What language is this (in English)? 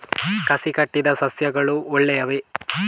Kannada